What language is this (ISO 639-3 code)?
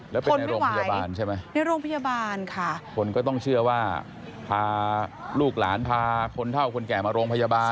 tha